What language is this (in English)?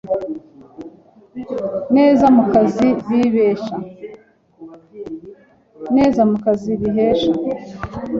Kinyarwanda